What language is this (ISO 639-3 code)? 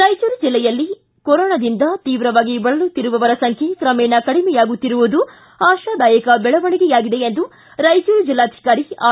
kan